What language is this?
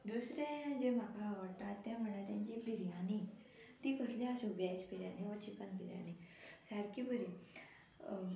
Konkani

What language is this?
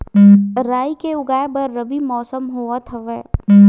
Chhattisgarhi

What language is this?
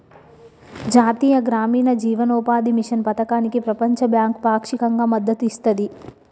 Telugu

